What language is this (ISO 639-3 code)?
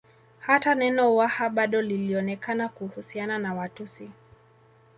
swa